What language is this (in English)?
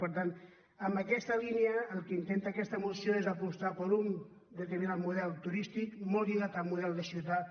Catalan